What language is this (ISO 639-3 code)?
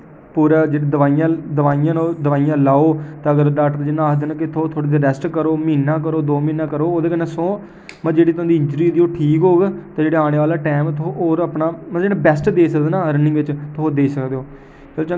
doi